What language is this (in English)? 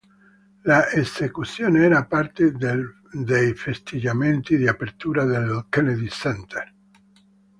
Italian